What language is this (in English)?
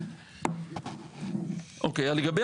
Hebrew